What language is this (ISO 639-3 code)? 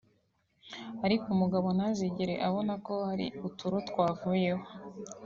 kin